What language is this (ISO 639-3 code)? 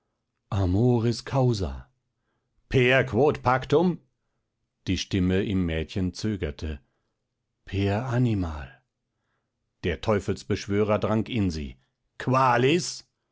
deu